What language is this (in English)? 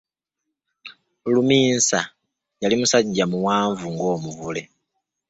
Ganda